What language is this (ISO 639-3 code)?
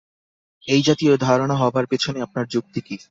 ben